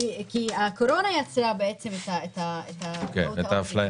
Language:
Hebrew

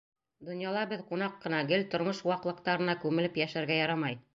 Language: Bashkir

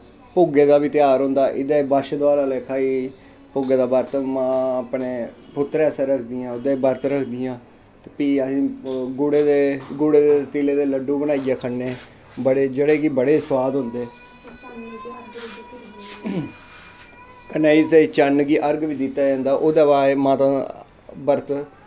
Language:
Dogri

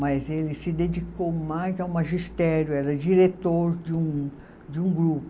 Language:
Portuguese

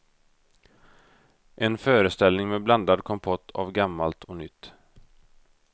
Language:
Swedish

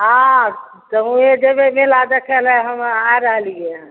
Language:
Maithili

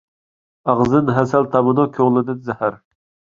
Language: Uyghur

